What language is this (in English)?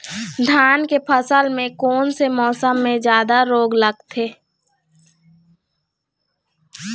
Chhattisgarhi